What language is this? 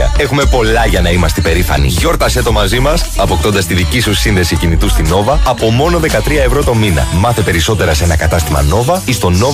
Greek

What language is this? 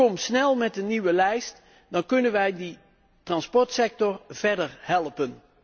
Dutch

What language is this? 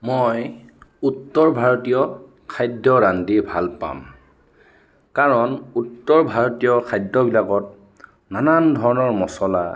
Assamese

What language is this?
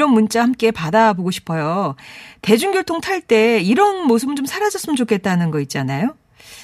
Korean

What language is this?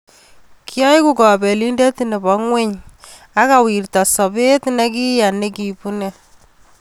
Kalenjin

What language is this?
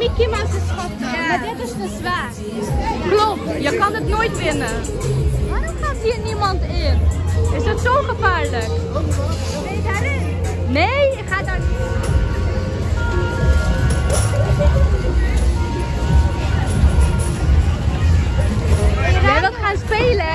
Dutch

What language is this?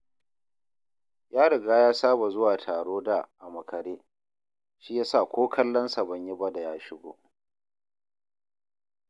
Hausa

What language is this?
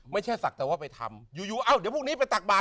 Thai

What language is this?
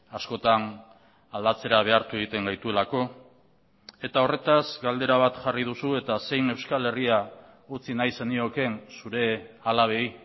Basque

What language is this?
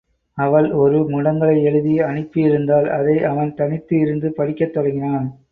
Tamil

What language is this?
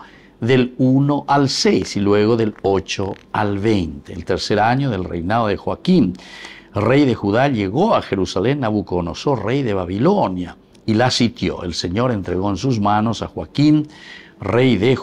Spanish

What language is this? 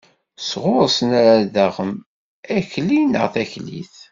Kabyle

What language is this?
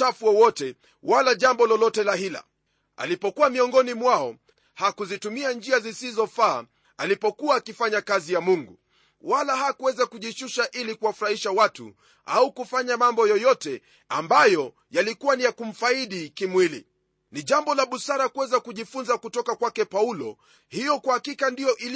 Swahili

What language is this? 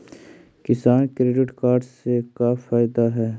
Magahi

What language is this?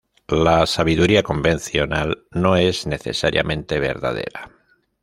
Spanish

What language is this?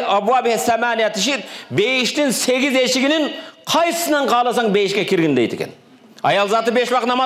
Turkish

